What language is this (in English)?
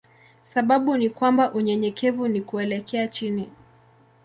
Swahili